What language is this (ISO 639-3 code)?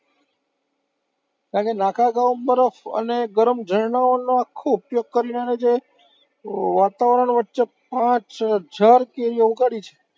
guj